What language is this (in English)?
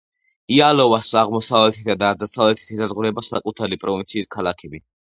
Georgian